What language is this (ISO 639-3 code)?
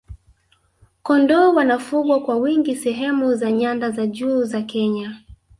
swa